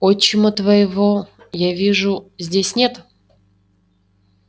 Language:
Russian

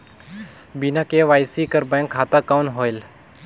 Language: Chhattisgarhi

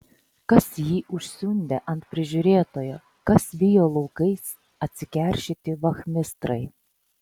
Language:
Lithuanian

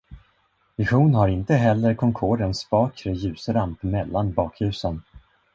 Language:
Swedish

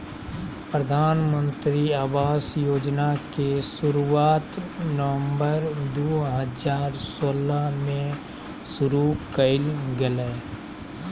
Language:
Magahi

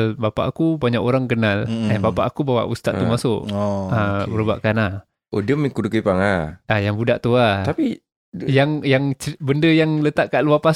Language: Malay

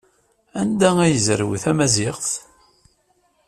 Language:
Kabyle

